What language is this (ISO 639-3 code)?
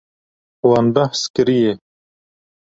kur